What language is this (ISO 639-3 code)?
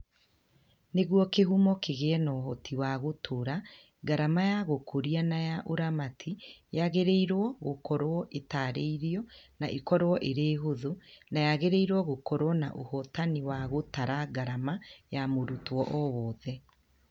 kik